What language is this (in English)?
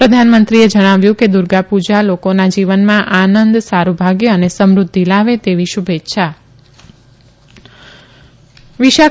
Gujarati